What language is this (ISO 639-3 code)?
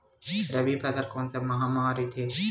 hne